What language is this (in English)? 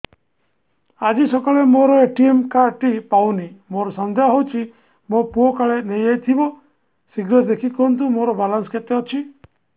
Odia